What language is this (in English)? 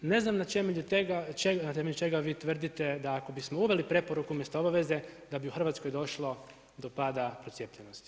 Croatian